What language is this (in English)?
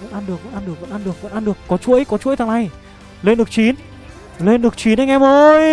Vietnamese